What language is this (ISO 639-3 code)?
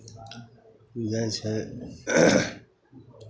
mai